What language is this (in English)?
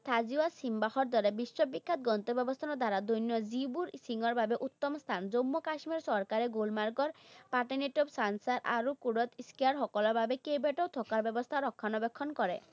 Assamese